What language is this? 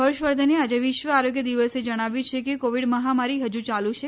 Gujarati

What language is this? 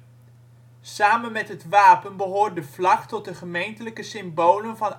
Dutch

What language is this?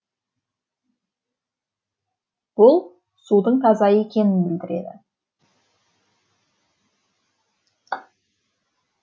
Kazakh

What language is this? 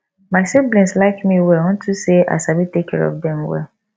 Nigerian Pidgin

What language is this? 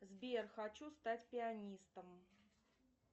Russian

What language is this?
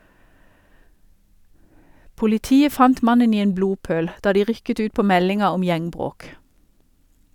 Norwegian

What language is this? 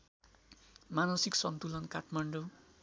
Nepali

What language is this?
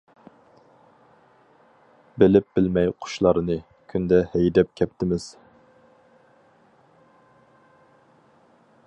Uyghur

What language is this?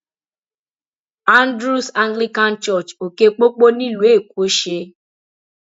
Yoruba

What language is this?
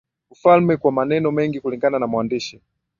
Swahili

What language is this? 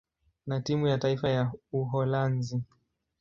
Swahili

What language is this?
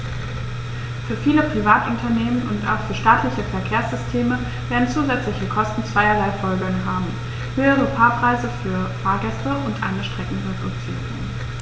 German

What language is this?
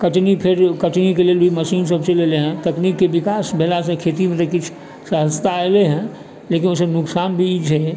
Maithili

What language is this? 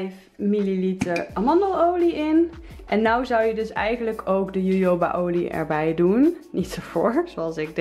Dutch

